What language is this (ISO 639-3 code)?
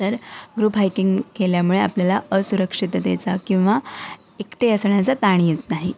mar